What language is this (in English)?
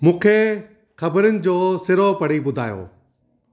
Sindhi